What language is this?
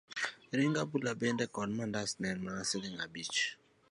Luo (Kenya and Tanzania)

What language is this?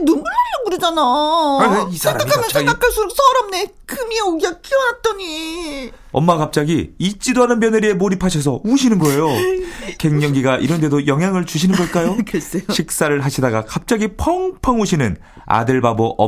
Korean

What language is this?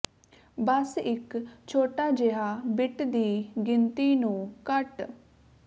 Punjabi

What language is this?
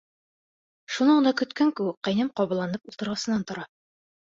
Bashkir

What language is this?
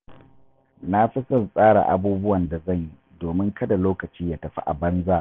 Hausa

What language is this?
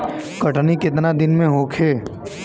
Bhojpuri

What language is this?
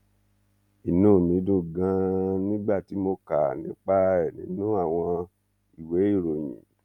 Yoruba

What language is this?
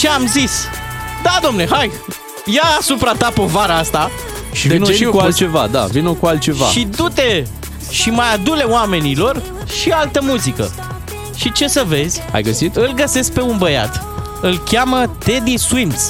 Romanian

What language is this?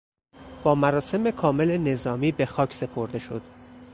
Persian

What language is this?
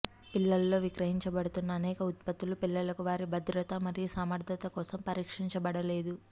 Telugu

